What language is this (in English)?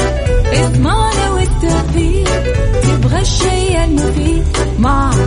Arabic